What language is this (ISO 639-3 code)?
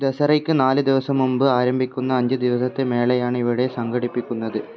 mal